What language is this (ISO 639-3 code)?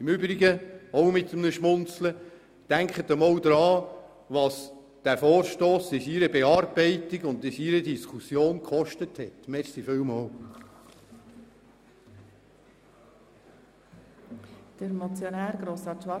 gsw